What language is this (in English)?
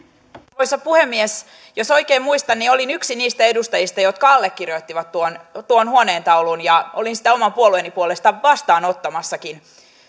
Finnish